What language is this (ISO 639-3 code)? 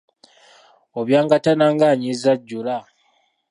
lug